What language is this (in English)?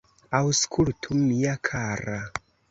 Esperanto